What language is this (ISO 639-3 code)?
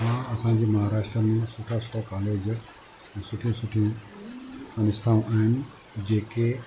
snd